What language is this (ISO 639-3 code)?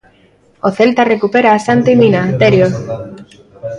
glg